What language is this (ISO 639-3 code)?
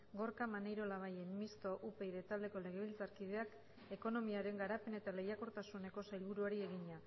eus